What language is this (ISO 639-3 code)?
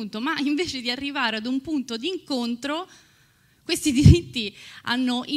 ita